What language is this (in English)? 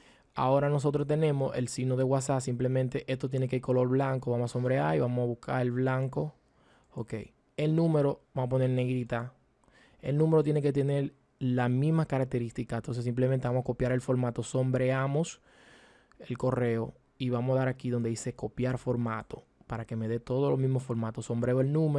Spanish